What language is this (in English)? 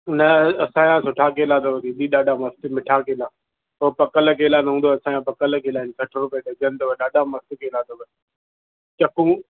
Sindhi